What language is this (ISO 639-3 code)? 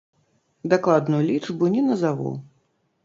bel